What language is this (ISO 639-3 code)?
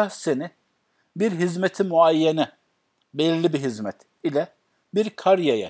tur